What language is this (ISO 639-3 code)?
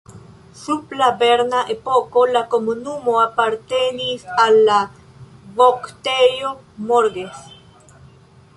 epo